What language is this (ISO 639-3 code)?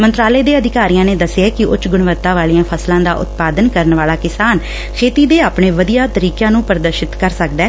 pan